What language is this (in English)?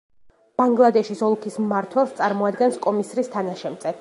Georgian